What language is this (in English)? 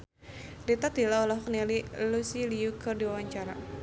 Sundanese